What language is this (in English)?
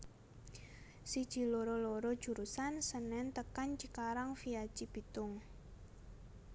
Javanese